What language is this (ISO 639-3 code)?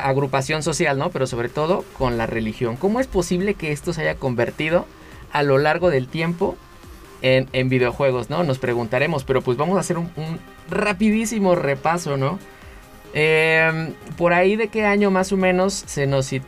spa